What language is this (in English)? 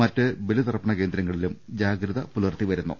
Malayalam